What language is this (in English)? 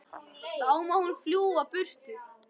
Icelandic